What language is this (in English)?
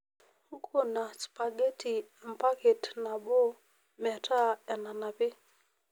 Masai